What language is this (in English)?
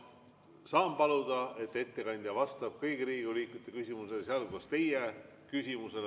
Estonian